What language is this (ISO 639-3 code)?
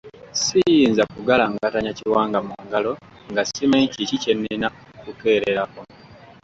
lug